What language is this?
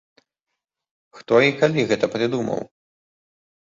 Belarusian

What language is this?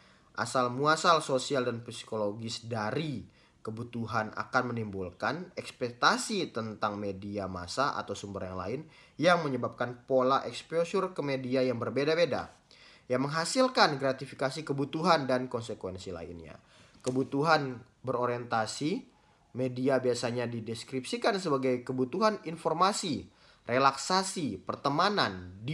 Indonesian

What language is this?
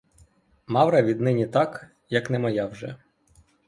Ukrainian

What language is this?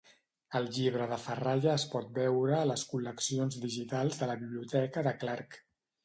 Catalan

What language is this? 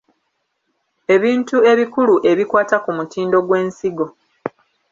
Ganda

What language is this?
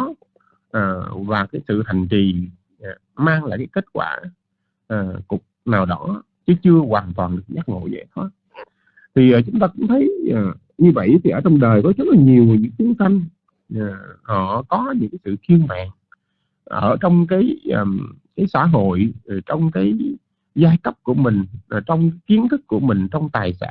Vietnamese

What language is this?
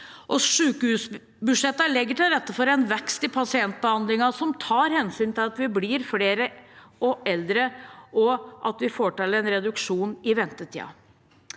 Norwegian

